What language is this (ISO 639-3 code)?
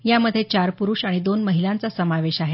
mar